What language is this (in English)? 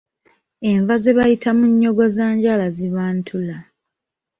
Ganda